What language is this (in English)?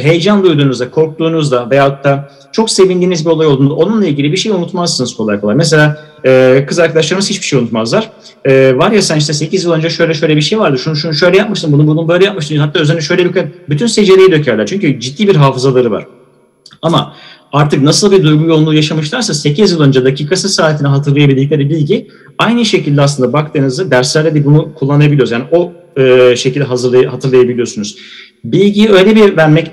Turkish